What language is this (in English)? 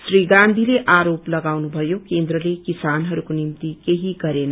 Nepali